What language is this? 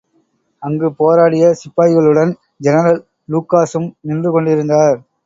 Tamil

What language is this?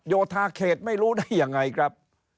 Thai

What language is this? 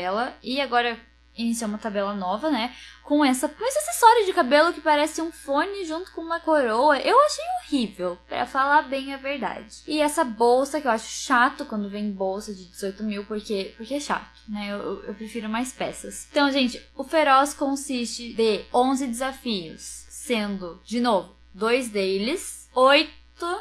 Portuguese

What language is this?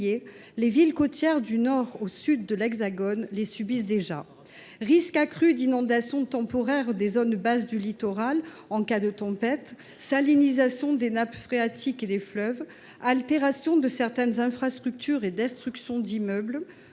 French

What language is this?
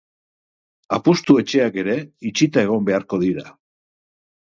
Basque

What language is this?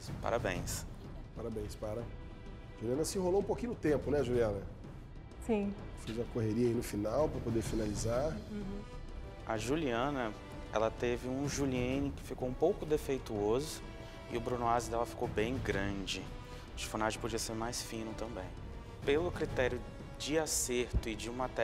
Portuguese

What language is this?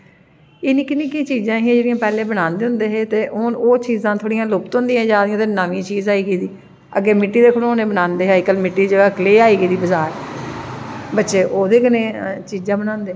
Dogri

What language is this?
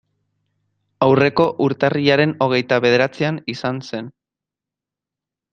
Basque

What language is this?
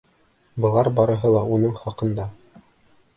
Bashkir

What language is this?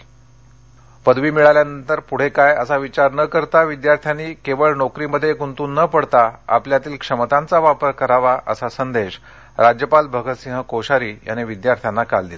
Marathi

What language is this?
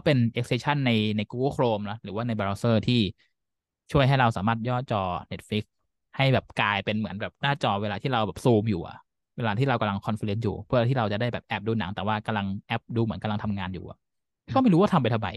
Thai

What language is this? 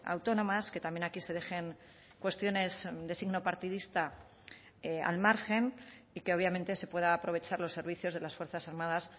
Spanish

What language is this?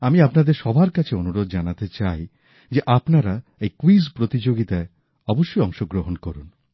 Bangla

